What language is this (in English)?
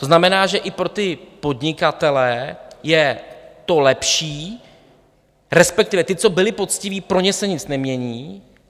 Czech